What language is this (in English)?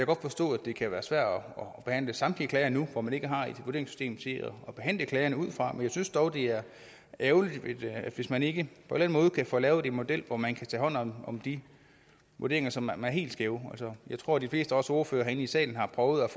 Danish